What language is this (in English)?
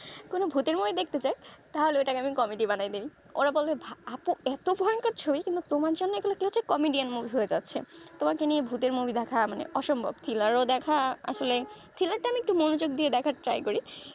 Bangla